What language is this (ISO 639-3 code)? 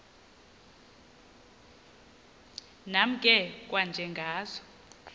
xho